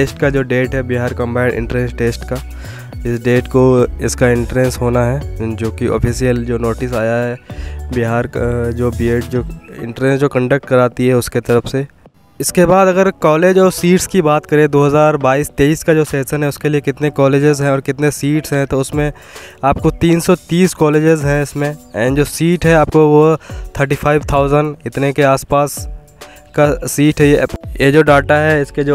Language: Hindi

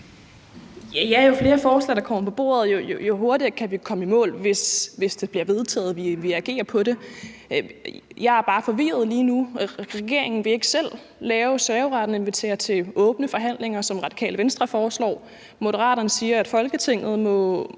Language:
Danish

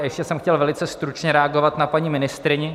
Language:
Czech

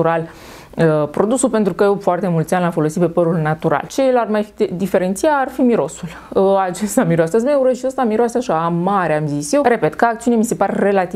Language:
Romanian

